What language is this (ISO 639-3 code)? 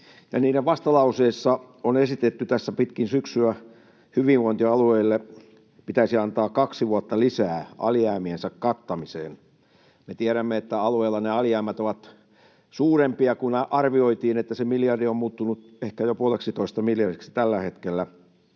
fin